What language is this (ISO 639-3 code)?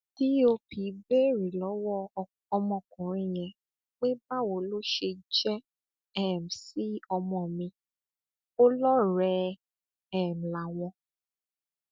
yor